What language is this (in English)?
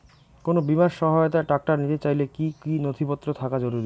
Bangla